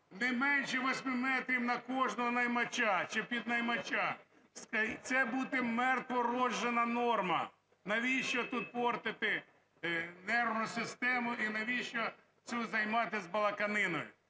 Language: Ukrainian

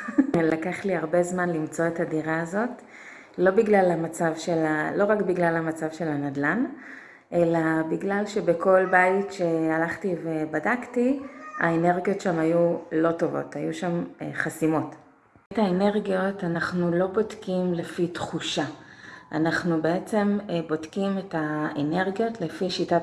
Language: Hebrew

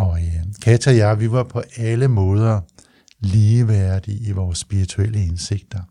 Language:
Danish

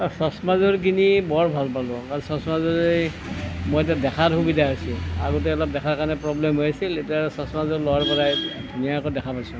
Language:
Assamese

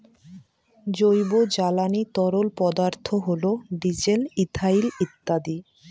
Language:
Bangla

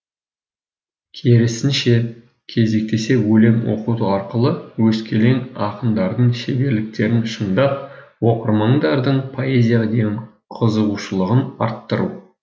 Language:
Kazakh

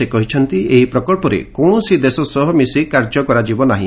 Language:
Odia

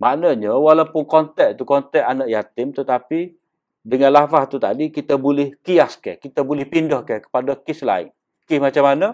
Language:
Malay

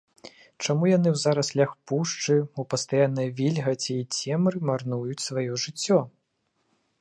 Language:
Belarusian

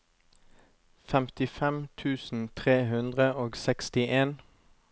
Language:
Norwegian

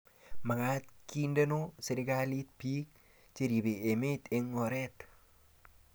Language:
Kalenjin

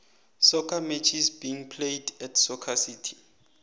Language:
South Ndebele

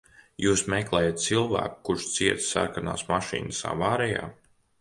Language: Latvian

